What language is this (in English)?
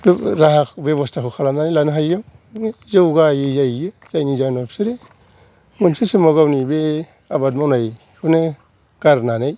Bodo